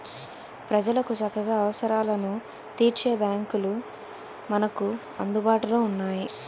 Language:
Telugu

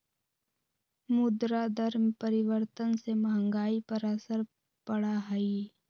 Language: Magahi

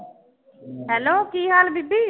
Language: Punjabi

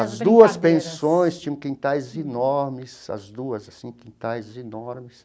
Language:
Portuguese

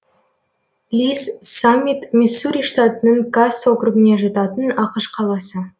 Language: Kazakh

